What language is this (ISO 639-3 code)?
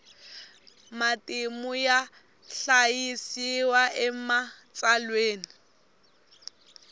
tso